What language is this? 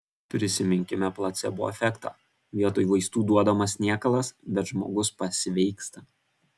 Lithuanian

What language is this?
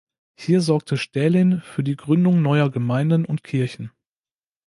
German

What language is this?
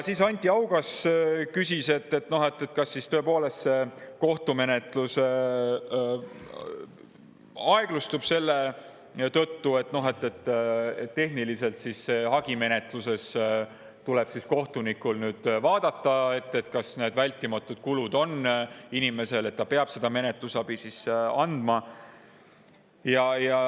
Estonian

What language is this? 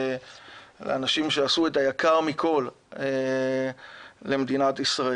Hebrew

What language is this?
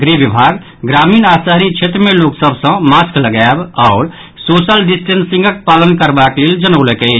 Maithili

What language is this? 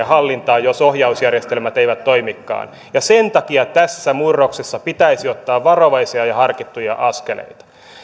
Finnish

